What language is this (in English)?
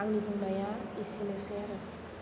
Bodo